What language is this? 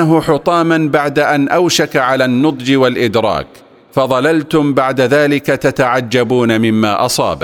Arabic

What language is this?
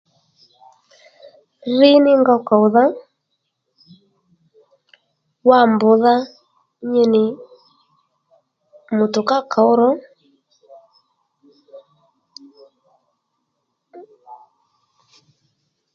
Lendu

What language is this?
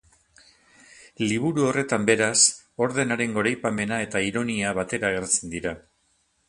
Basque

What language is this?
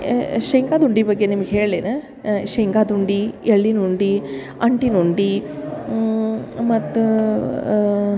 Kannada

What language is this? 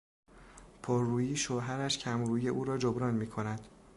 Persian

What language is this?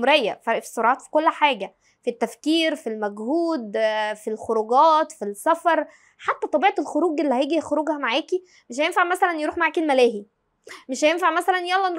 Arabic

